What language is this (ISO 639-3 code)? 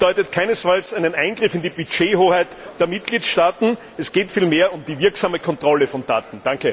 deu